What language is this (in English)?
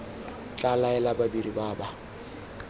Tswana